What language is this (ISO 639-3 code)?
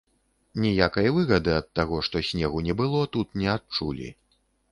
bel